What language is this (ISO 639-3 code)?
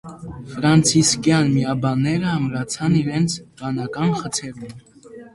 hye